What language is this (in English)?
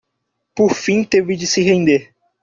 Portuguese